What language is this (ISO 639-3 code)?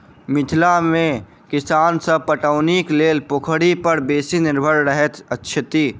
mai